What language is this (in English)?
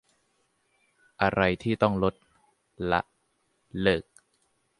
Thai